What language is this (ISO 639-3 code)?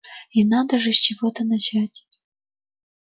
rus